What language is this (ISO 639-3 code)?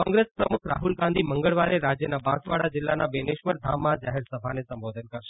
guj